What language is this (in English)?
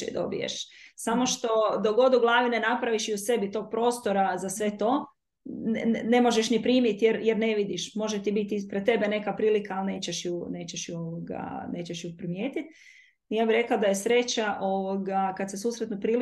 Croatian